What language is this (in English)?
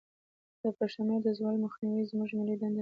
Pashto